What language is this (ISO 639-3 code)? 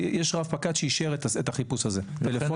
heb